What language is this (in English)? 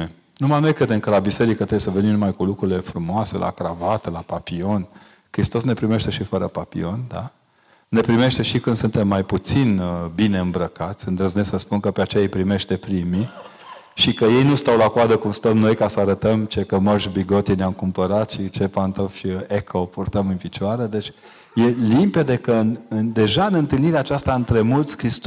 Romanian